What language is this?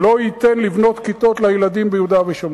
Hebrew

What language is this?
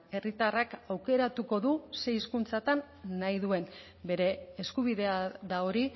Basque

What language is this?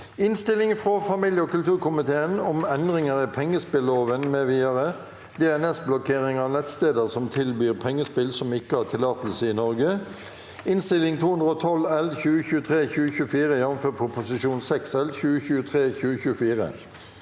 Norwegian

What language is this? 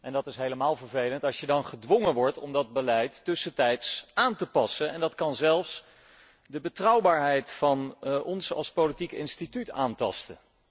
Dutch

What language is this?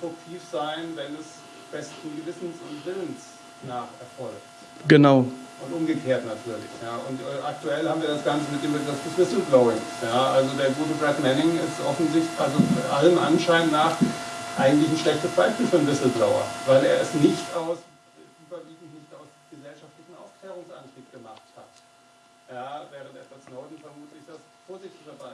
German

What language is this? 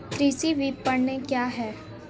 Hindi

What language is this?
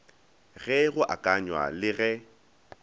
Northern Sotho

